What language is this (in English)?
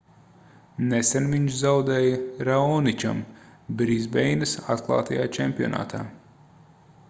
Latvian